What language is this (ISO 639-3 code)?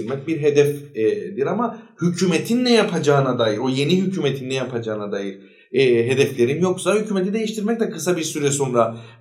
tur